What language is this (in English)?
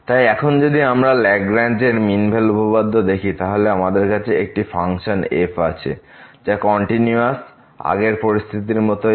Bangla